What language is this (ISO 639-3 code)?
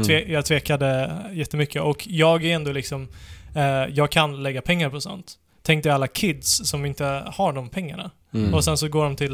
swe